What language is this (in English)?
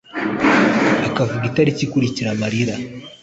Kinyarwanda